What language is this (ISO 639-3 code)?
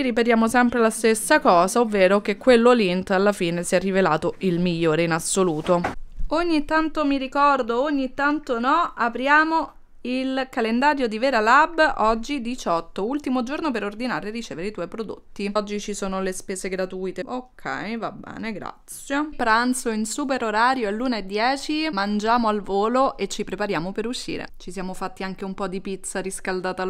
ita